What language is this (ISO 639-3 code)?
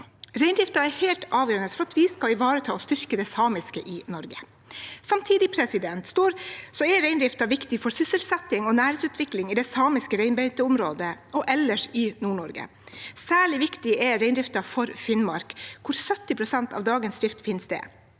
nor